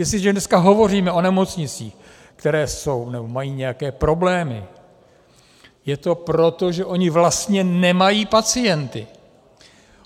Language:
Czech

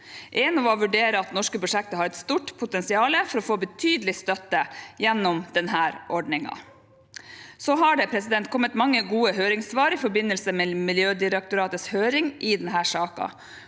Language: Norwegian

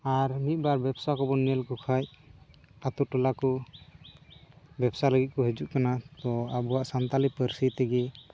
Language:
Santali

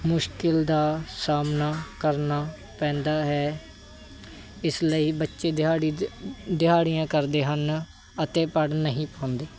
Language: Punjabi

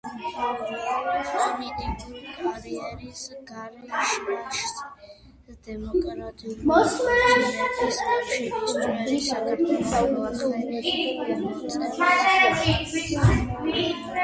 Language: Georgian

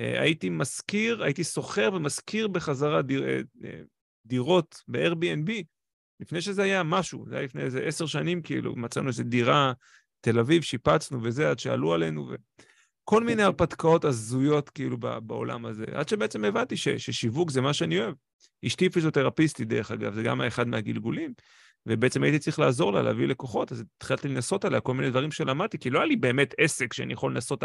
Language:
Hebrew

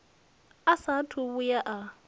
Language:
Venda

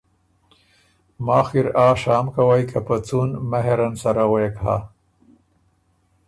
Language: Ormuri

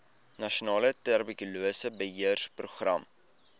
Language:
Afrikaans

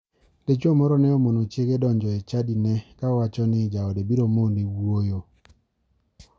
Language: Luo (Kenya and Tanzania)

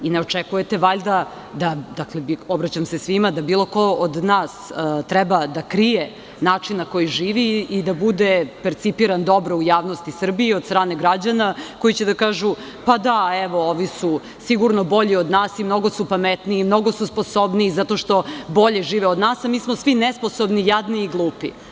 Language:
Serbian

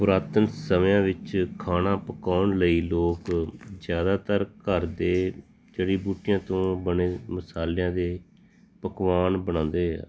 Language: Punjabi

